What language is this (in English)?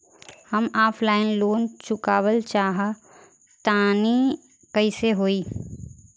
Bhojpuri